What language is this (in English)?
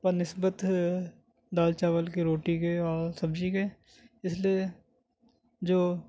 Urdu